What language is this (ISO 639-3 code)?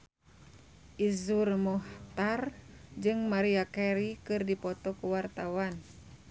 sun